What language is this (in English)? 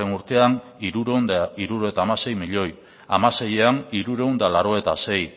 Basque